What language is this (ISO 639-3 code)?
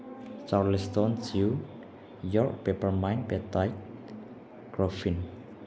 mni